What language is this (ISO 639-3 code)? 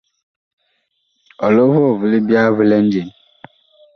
bkh